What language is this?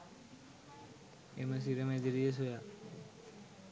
Sinhala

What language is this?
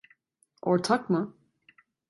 Turkish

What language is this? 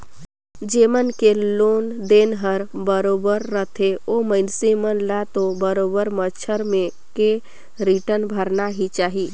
Chhattisgarhi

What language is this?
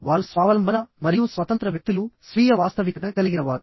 Telugu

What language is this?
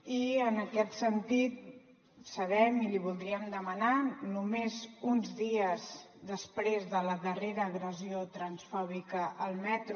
Catalan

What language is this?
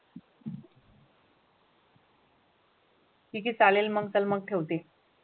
Marathi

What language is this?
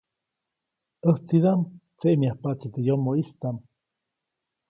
Copainalá Zoque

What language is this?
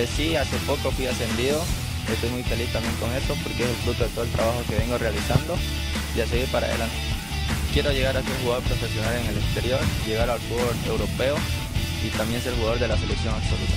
Spanish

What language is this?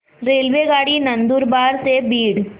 Marathi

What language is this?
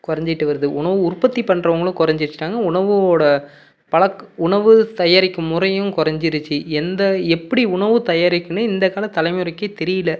Tamil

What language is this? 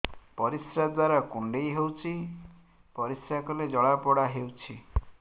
Odia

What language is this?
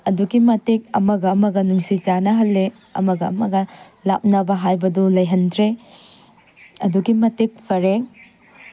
Manipuri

